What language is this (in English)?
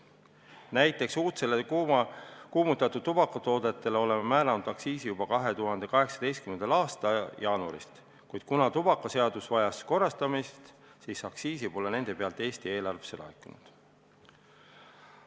Estonian